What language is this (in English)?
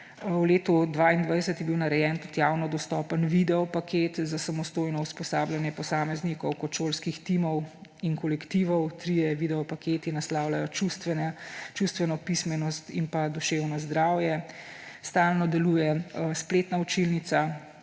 Slovenian